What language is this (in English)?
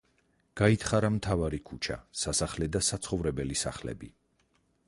Georgian